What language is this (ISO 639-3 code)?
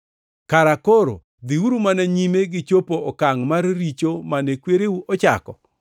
luo